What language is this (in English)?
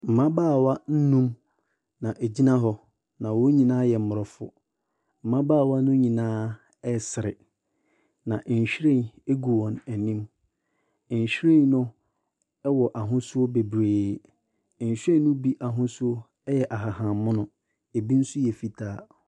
Akan